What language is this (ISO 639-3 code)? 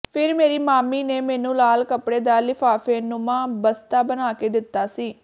pan